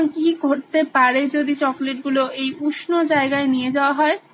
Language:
Bangla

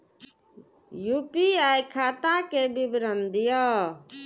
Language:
Maithili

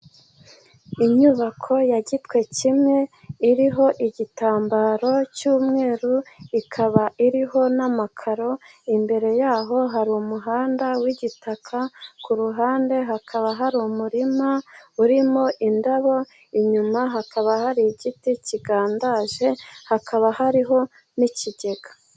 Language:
Kinyarwanda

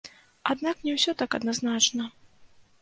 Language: Belarusian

